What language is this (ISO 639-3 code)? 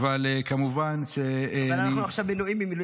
heb